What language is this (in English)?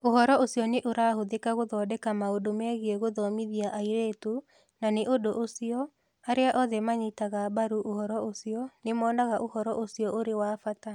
Kikuyu